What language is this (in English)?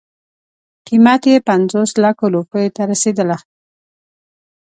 Pashto